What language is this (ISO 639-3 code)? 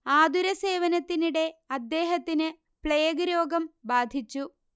mal